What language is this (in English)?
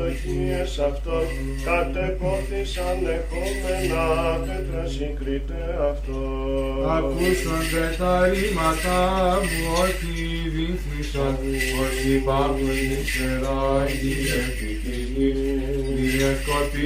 Greek